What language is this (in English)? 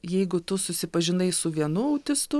Lithuanian